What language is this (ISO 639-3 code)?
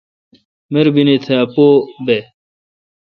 xka